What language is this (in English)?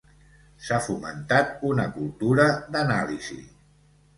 Catalan